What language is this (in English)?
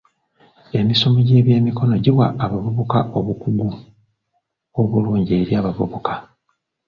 Ganda